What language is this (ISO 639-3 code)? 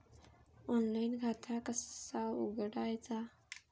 mar